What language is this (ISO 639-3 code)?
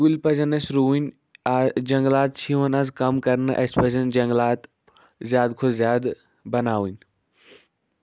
kas